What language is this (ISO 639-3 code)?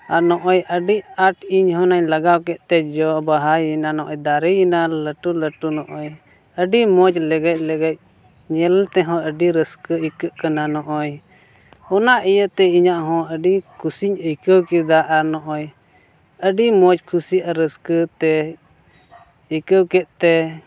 sat